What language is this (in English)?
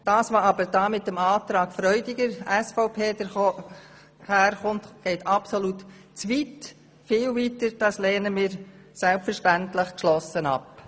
Swiss German